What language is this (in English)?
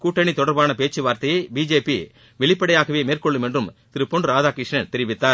Tamil